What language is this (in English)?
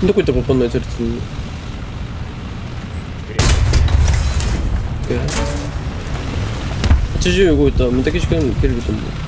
Japanese